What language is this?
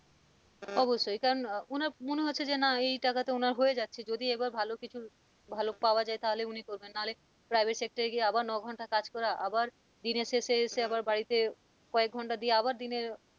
Bangla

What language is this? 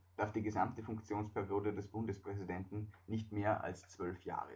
German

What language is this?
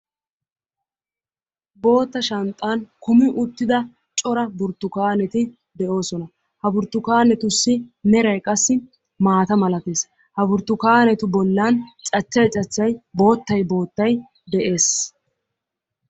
Wolaytta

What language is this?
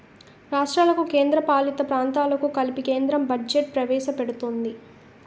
Telugu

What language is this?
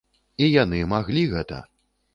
Belarusian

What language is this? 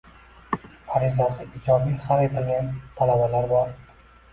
Uzbek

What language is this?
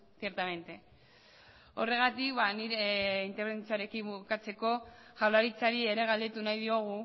Basque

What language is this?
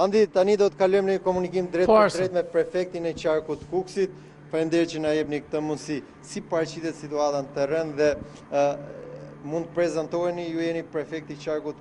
Romanian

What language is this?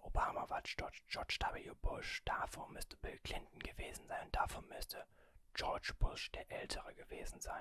German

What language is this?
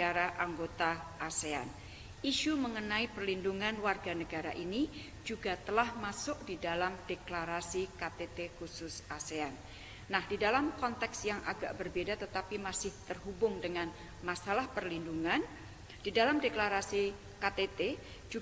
Indonesian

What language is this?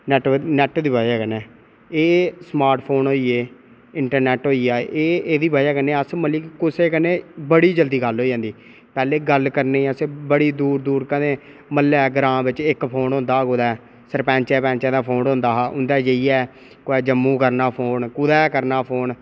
Dogri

